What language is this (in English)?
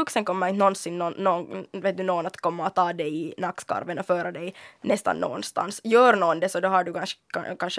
Swedish